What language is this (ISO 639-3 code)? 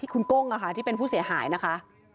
tha